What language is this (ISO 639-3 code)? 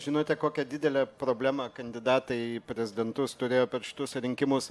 lit